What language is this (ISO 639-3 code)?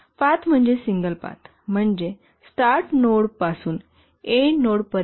mar